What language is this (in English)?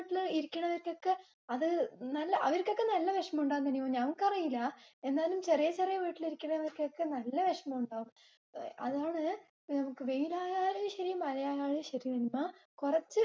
Malayalam